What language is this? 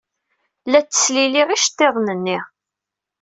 Kabyle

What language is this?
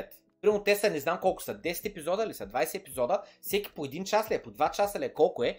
Bulgarian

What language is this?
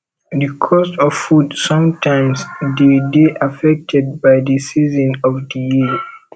Nigerian Pidgin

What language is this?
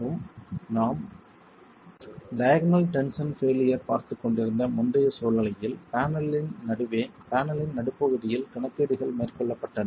Tamil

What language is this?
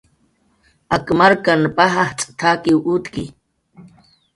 Jaqaru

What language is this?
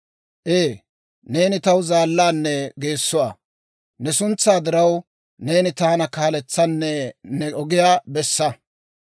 Dawro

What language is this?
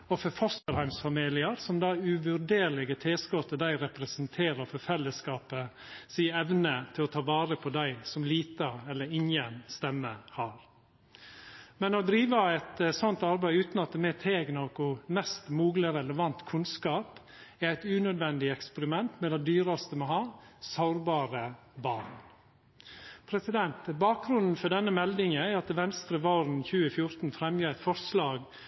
Norwegian Nynorsk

